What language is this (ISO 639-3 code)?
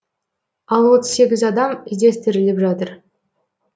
kaz